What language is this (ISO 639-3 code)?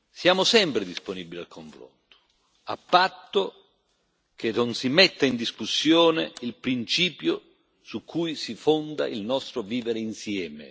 ita